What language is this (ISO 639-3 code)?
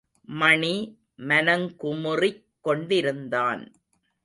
tam